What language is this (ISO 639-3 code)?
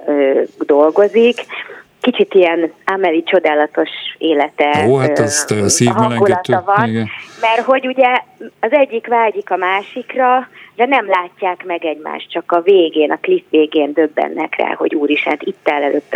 hun